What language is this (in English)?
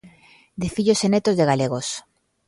Galician